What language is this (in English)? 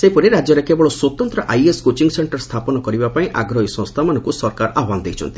Odia